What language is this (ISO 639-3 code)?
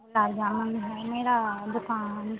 hin